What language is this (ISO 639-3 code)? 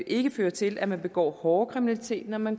dan